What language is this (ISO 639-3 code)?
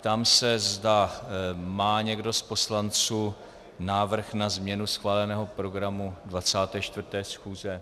ces